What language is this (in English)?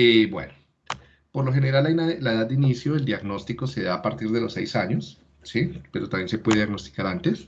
Spanish